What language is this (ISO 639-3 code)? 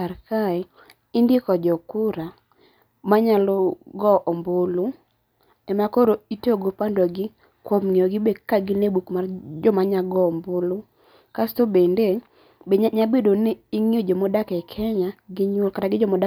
luo